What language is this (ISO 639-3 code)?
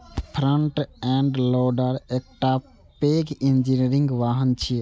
mai